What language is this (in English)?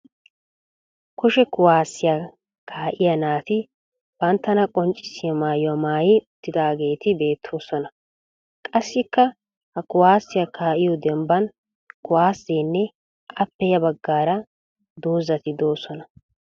Wolaytta